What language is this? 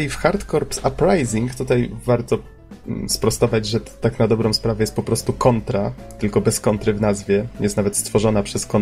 Polish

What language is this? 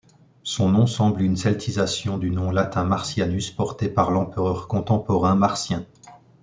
French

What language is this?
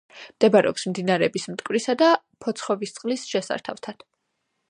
Georgian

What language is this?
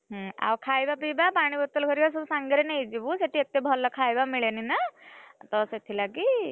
Odia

